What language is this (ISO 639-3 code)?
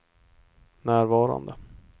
swe